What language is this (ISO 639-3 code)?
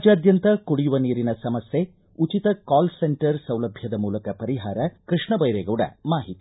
kan